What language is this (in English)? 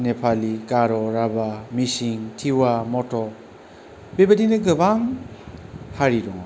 Bodo